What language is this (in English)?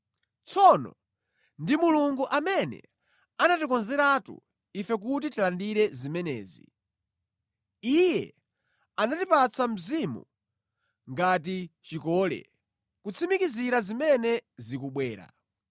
Nyanja